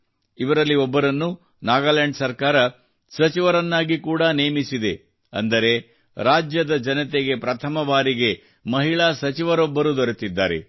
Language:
Kannada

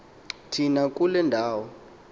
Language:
Xhosa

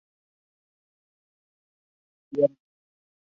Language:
Spanish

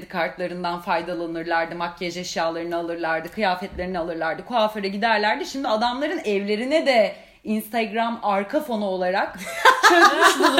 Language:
Turkish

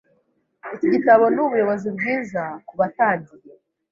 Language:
Kinyarwanda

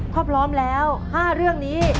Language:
Thai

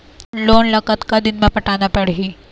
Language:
Chhattisgarhi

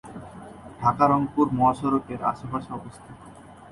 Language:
Bangla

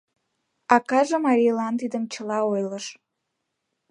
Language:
Mari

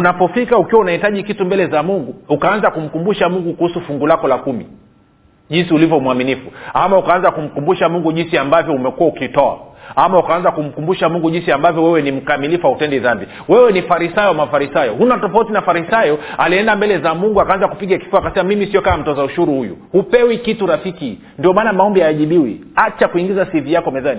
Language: Swahili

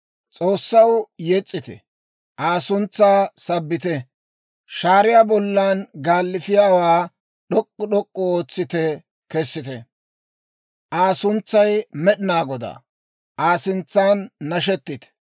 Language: Dawro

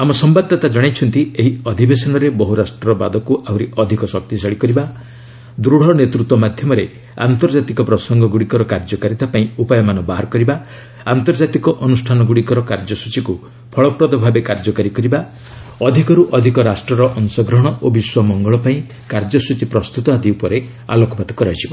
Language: Odia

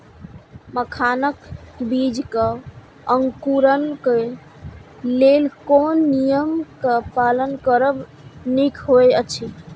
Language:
Maithili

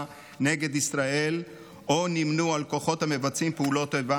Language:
Hebrew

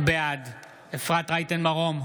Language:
Hebrew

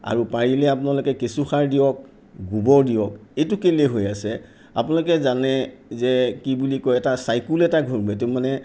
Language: Assamese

